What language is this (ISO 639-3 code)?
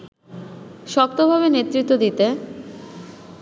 ben